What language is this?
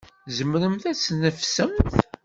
Kabyle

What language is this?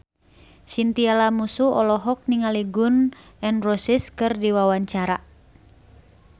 Sundanese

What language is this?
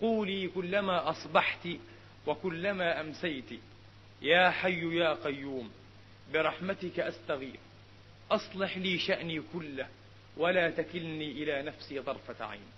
Arabic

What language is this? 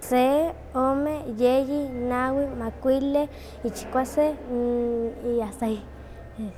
Huaxcaleca Nahuatl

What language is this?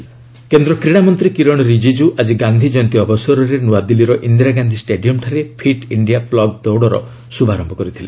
Odia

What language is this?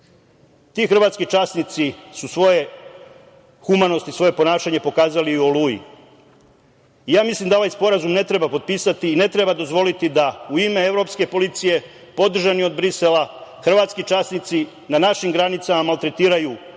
Serbian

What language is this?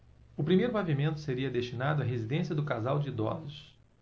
Portuguese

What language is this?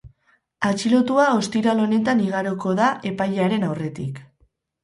Basque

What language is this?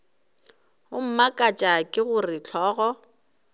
Northern Sotho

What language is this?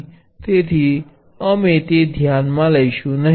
Gujarati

